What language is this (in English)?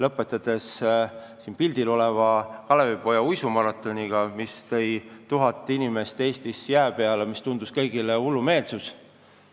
Estonian